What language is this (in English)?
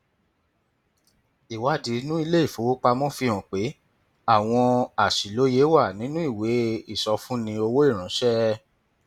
Yoruba